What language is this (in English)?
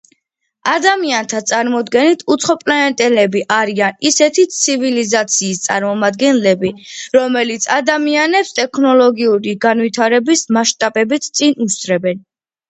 Georgian